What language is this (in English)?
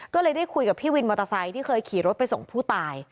Thai